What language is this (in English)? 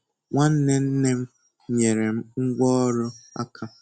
Igbo